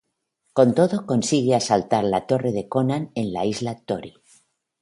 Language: Spanish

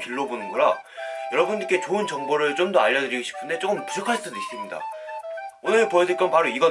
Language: Korean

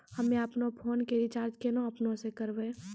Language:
Maithili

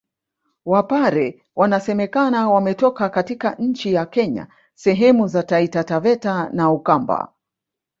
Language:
Swahili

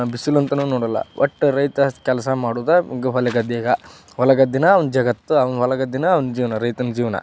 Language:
Kannada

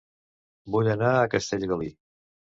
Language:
Catalan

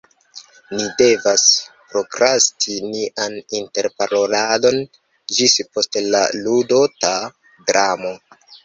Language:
Esperanto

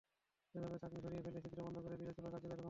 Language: Bangla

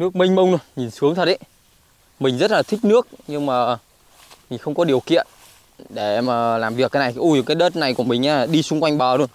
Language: Vietnamese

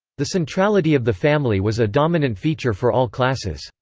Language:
English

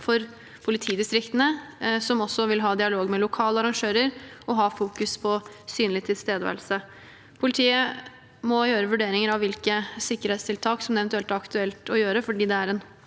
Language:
Norwegian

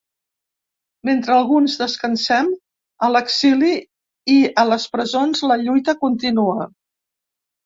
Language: Catalan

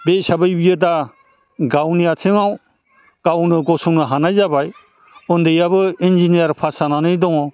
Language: Bodo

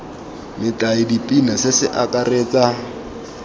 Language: Tswana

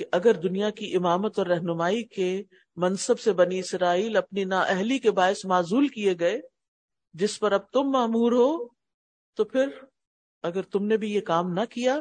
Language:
Urdu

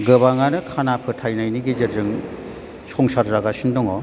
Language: Bodo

